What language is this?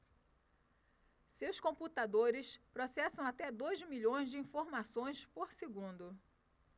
Portuguese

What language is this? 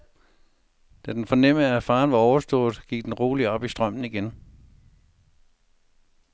Danish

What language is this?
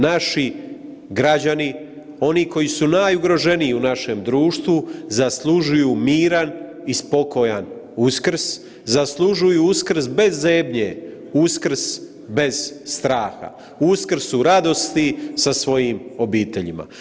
Croatian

